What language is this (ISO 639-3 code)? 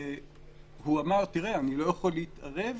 heb